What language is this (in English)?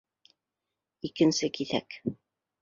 Bashkir